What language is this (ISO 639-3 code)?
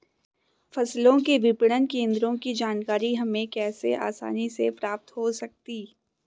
hin